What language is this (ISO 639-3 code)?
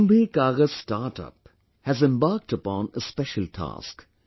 eng